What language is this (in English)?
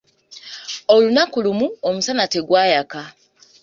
Ganda